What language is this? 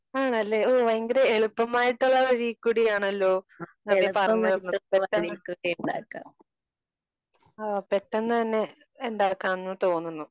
Malayalam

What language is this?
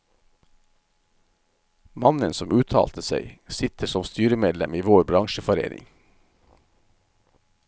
Norwegian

